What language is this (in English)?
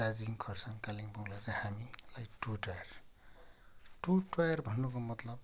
Nepali